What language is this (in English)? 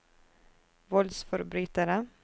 Norwegian